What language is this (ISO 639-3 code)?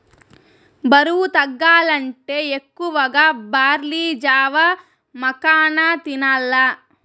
tel